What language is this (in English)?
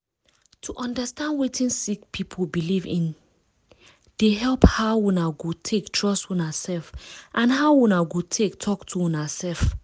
Nigerian Pidgin